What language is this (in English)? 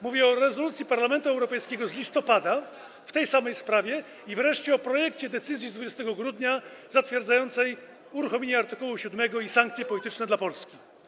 Polish